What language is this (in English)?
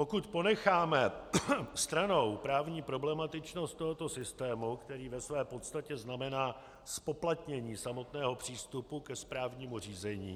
Czech